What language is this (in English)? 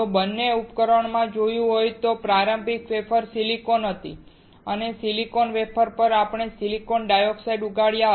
Gujarati